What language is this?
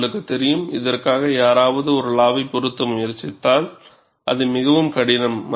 Tamil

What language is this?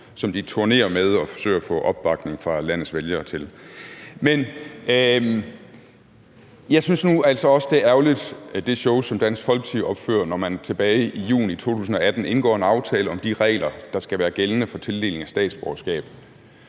Danish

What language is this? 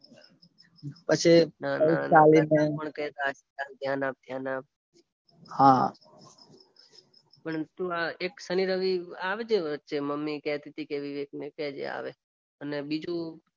Gujarati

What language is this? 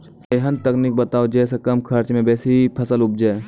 Maithili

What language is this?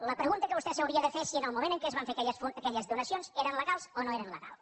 Catalan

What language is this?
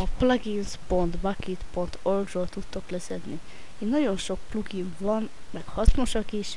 Hungarian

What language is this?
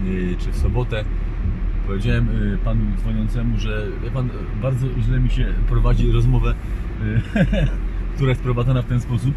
Polish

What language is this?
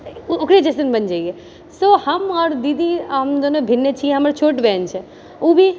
Maithili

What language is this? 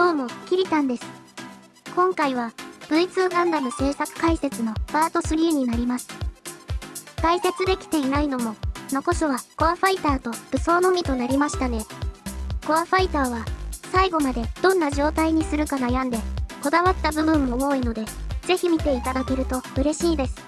Japanese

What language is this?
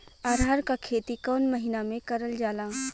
Bhojpuri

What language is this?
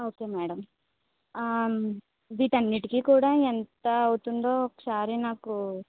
Telugu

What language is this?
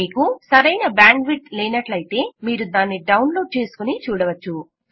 Telugu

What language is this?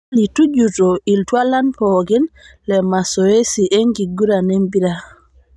Masai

